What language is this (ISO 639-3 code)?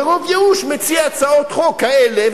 heb